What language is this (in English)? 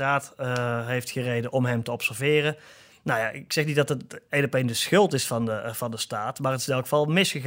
Dutch